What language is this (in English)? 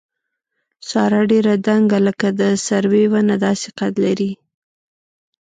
Pashto